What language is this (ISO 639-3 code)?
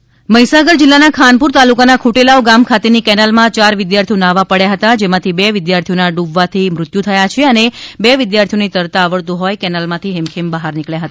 guj